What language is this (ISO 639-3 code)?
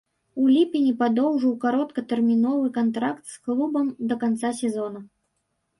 bel